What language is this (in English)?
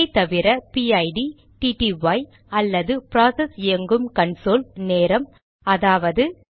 Tamil